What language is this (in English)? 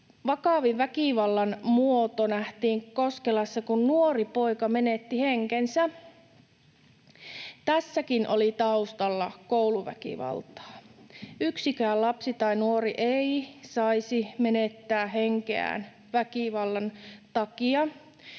Finnish